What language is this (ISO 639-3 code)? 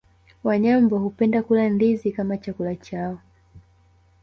swa